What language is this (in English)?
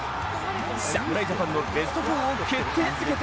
Japanese